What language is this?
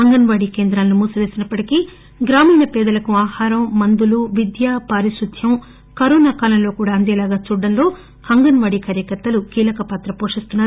Telugu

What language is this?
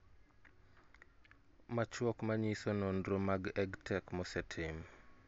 Luo (Kenya and Tanzania)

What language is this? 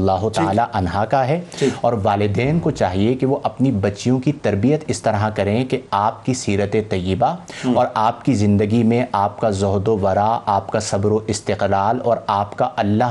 Urdu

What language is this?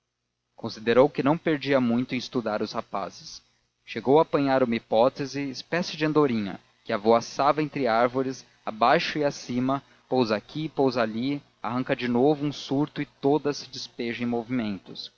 Portuguese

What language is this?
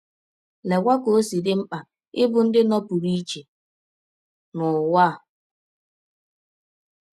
Igbo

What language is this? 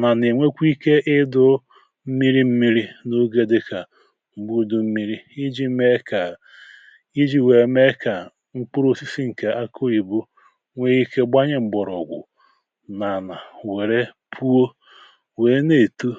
Igbo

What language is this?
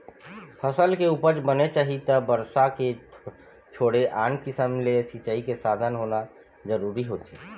Chhattisgarhi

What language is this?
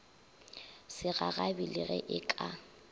Northern Sotho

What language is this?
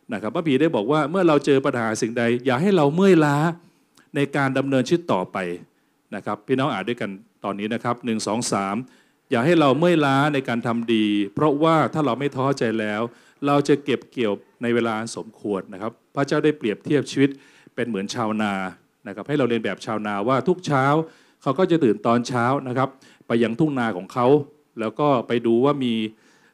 Thai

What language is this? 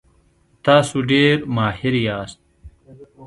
Pashto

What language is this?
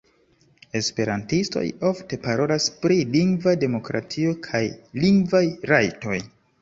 Esperanto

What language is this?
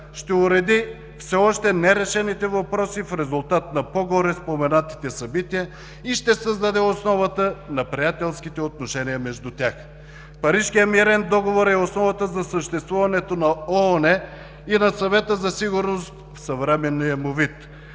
Bulgarian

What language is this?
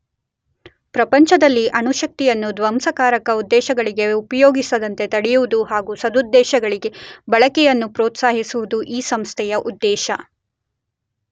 Kannada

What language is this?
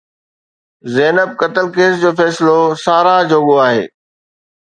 Sindhi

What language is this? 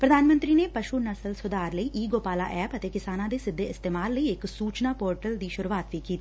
Punjabi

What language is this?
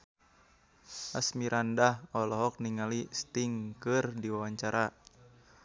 Sundanese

